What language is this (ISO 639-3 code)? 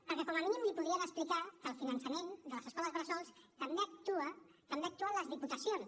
cat